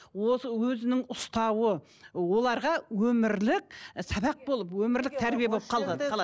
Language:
Kazakh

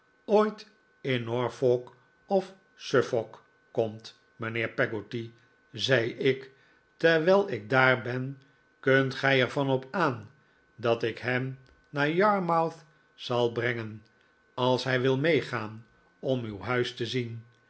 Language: Dutch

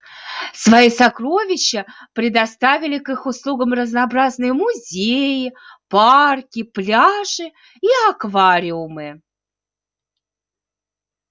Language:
Russian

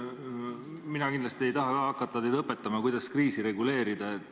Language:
Estonian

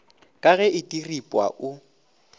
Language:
Northern Sotho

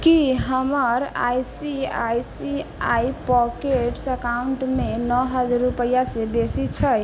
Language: Maithili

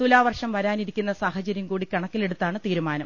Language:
Malayalam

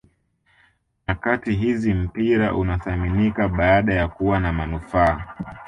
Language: Swahili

